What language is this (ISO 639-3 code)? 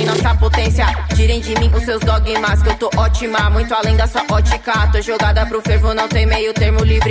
por